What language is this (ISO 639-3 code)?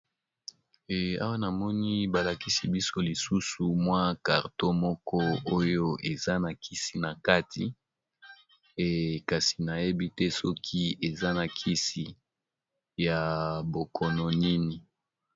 lin